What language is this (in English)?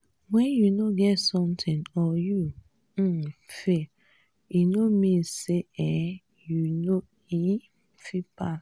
Nigerian Pidgin